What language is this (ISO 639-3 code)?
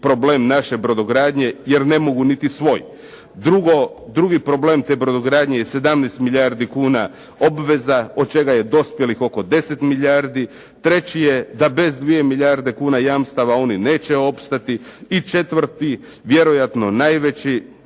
hrv